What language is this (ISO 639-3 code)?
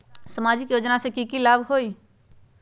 mag